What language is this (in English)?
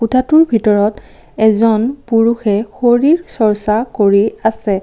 Assamese